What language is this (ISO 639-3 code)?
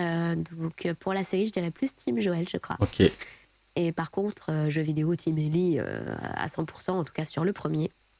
fra